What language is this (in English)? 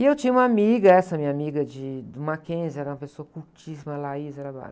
Portuguese